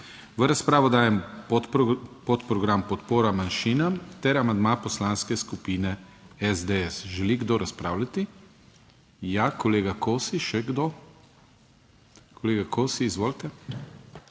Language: Slovenian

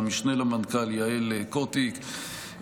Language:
Hebrew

